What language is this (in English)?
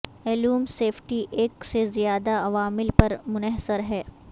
Urdu